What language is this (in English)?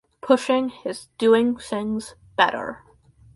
English